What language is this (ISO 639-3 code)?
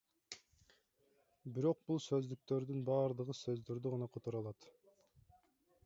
kir